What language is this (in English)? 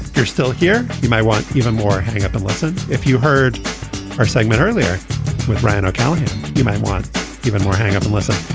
English